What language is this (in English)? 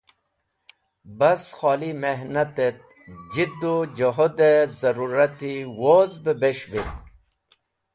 Wakhi